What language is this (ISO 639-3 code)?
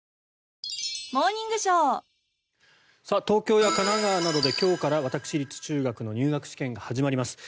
jpn